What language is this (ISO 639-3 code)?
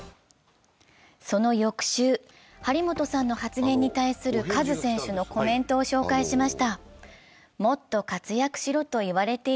jpn